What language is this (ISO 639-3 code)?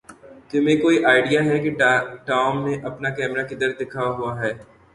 urd